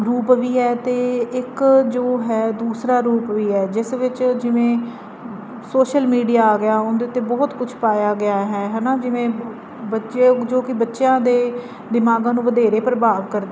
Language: Punjabi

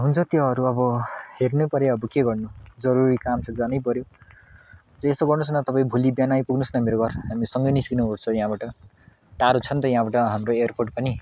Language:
Nepali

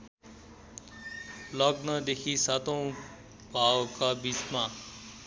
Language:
Nepali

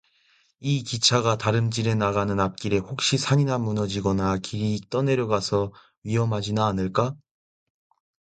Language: Korean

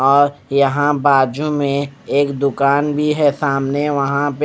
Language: Hindi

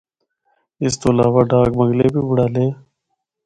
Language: Northern Hindko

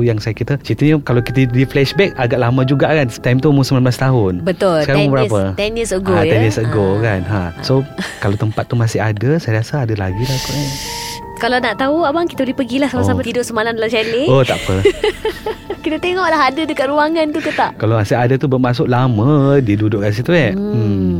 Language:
Malay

